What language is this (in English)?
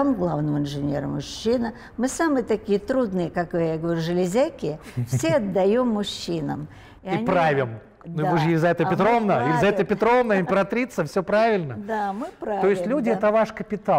Russian